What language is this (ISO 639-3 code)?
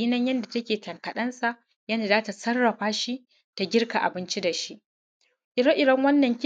hau